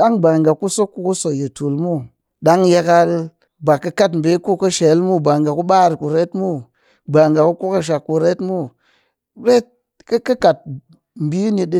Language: Cakfem-Mushere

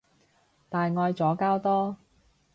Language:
Cantonese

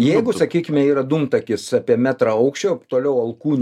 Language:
Lithuanian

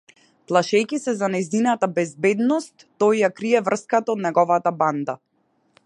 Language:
Macedonian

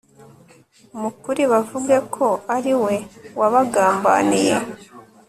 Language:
Kinyarwanda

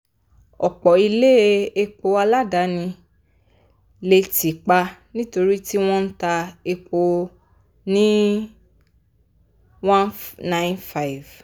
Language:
Yoruba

